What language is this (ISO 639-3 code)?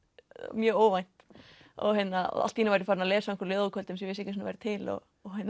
isl